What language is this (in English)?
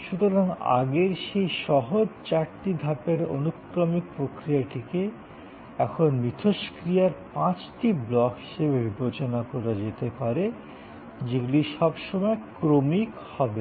Bangla